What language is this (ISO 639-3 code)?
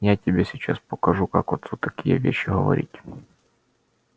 rus